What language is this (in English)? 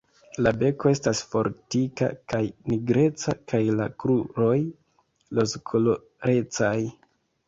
Esperanto